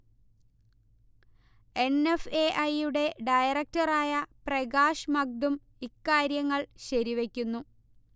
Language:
Malayalam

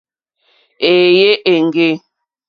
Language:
Mokpwe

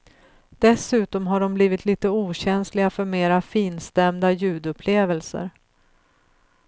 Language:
Swedish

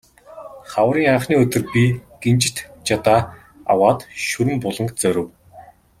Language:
Mongolian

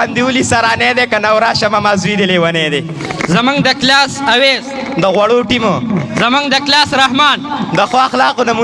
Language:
Pashto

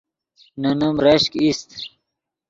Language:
Yidgha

